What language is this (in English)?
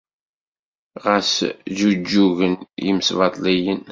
Kabyle